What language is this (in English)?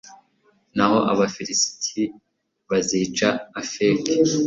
Kinyarwanda